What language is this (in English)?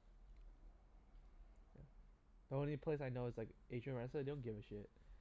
English